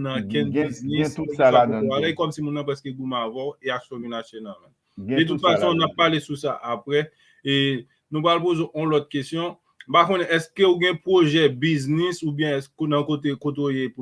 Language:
French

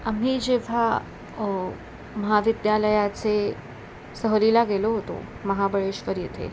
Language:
Marathi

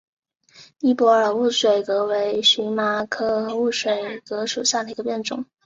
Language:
Chinese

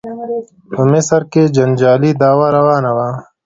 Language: Pashto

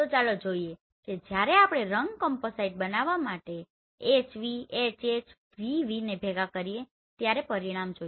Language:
Gujarati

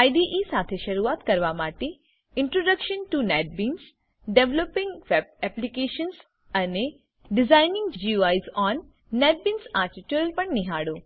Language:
Gujarati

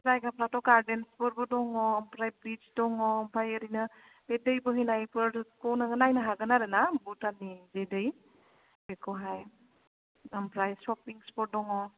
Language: Bodo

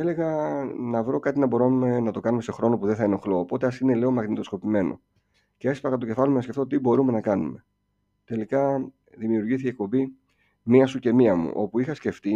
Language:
Greek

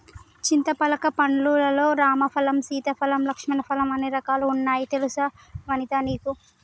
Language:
Telugu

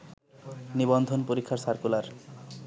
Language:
Bangla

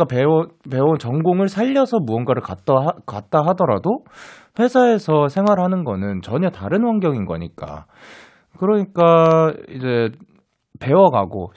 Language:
Korean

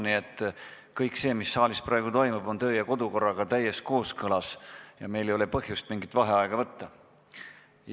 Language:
Estonian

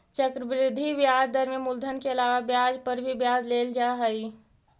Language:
Magahi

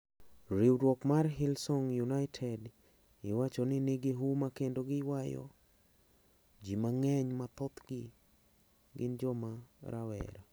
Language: Luo (Kenya and Tanzania)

